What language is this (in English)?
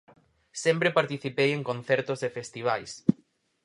Galician